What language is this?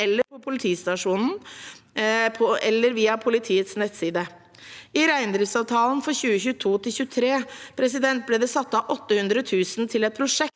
Norwegian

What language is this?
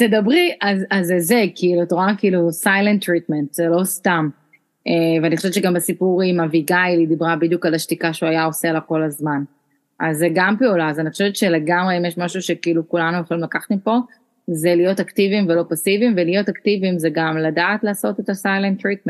Hebrew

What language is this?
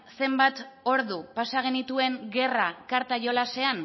Basque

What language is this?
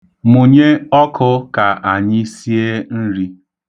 Igbo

